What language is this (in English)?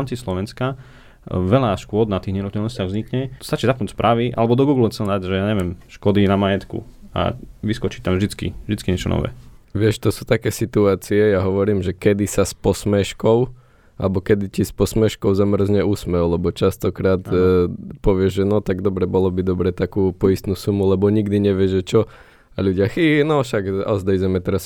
Slovak